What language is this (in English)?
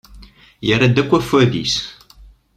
Kabyle